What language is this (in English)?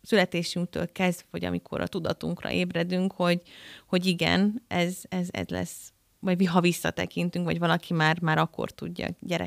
Hungarian